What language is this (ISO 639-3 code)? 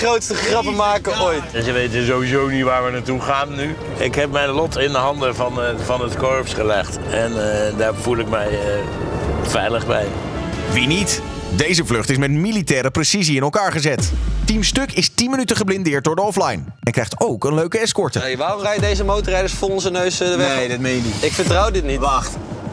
nld